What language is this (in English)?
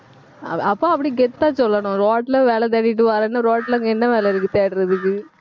Tamil